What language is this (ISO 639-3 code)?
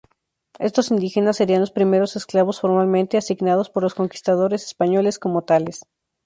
spa